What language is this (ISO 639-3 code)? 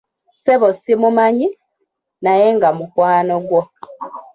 lug